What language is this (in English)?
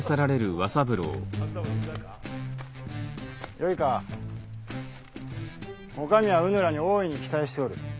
Japanese